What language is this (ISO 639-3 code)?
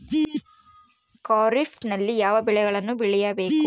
kan